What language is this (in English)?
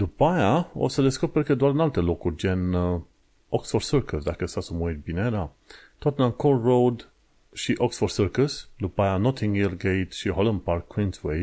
Romanian